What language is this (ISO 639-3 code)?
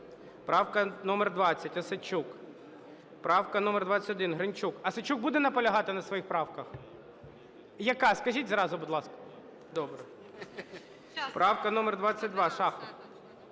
ukr